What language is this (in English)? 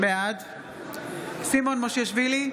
Hebrew